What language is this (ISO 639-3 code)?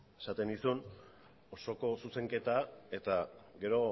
eus